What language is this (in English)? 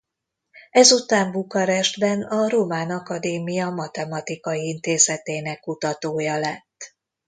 Hungarian